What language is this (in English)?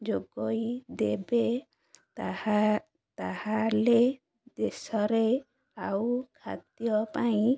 Odia